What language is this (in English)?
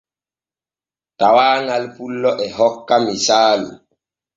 Borgu Fulfulde